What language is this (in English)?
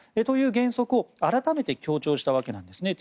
Japanese